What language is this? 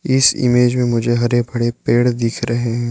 Hindi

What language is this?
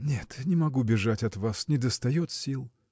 Russian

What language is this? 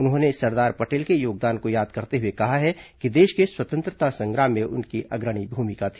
Hindi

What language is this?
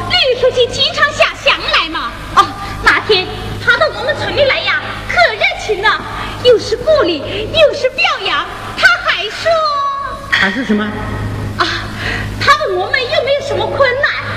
Chinese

